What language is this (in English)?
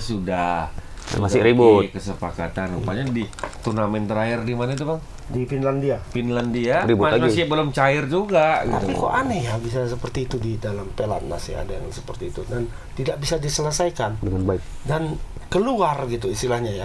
Indonesian